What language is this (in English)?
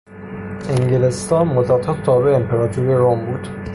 Persian